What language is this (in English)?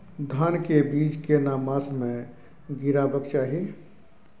Maithili